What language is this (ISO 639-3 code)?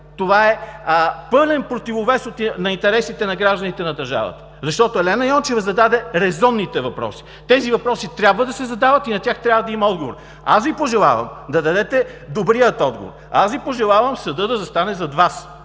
bul